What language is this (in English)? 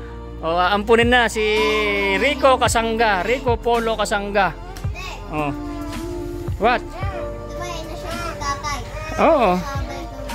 Filipino